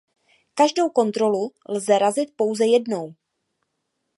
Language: Czech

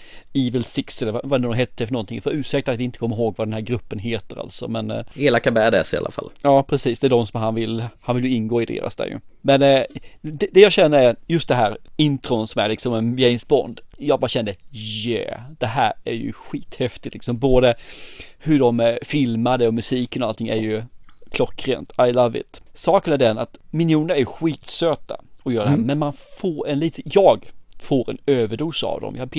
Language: Swedish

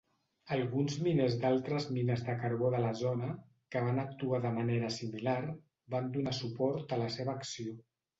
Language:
Catalan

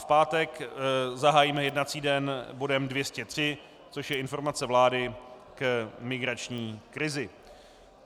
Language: Czech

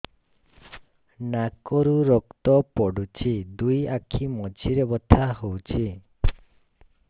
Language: Odia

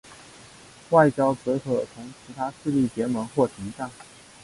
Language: Chinese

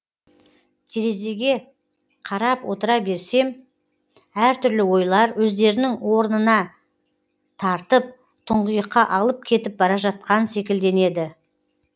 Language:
Kazakh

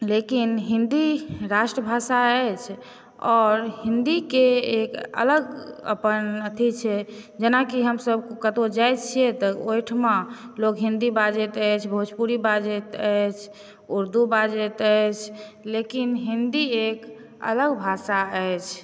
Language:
Maithili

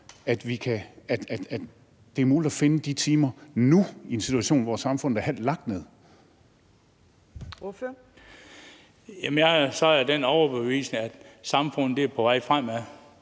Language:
Danish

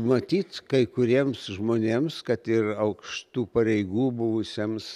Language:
Lithuanian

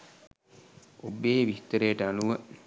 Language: Sinhala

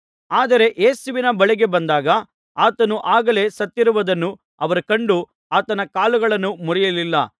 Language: Kannada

